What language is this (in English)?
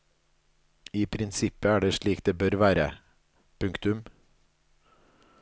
Norwegian